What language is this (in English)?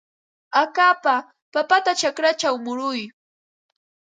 Ambo-Pasco Quechua